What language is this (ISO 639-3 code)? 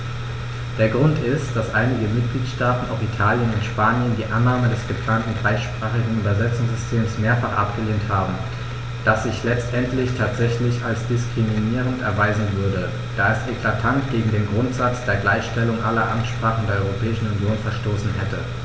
deu